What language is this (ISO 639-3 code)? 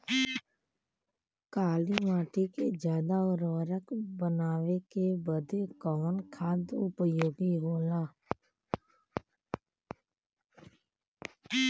bho